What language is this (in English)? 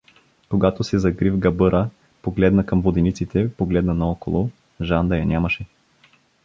Bulgarian